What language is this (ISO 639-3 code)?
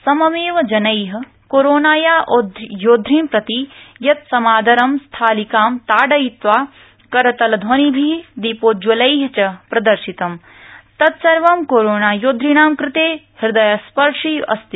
san